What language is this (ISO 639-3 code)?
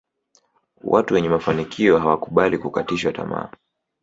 swa